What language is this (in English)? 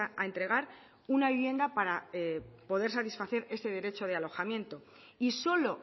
Spanish